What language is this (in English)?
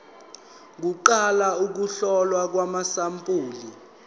Zulu